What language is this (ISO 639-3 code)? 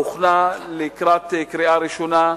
heb